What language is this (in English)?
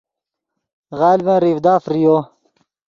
Yidgha